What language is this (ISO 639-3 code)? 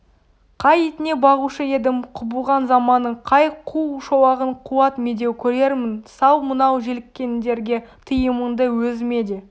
kaz